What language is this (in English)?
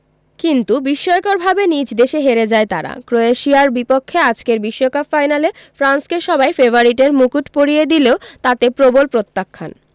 Bangla